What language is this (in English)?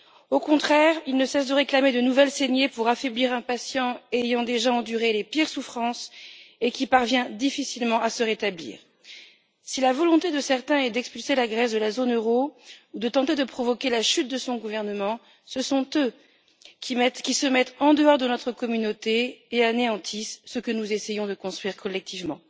French